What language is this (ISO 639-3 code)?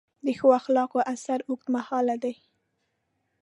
pus